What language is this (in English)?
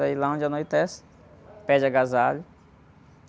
Portuguese